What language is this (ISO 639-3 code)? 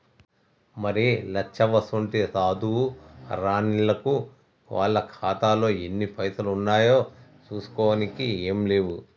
tel